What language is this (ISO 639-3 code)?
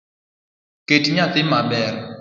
luo